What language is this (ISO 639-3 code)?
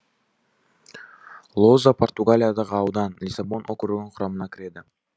kaz